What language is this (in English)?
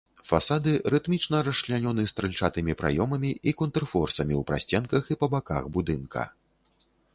Belarusian